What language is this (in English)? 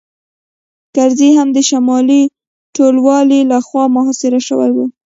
Pashto